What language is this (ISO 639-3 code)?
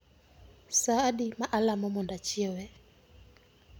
luo